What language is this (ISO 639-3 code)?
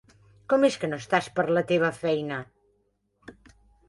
cat